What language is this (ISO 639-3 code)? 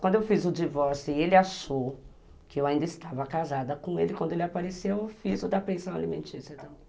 por